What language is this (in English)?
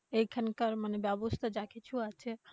Bangla